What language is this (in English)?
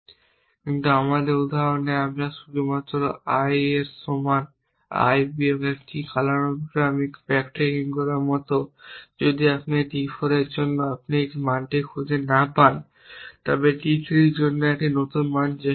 Bangla